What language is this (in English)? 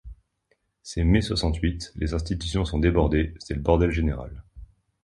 French